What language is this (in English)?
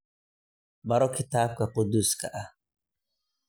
Somali